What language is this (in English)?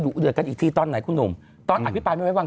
Thai